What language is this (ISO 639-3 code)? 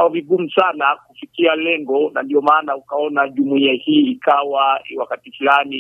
swa